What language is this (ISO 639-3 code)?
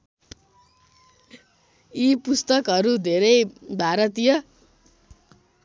nep